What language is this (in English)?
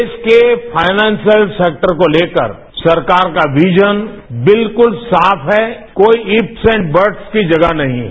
Hindi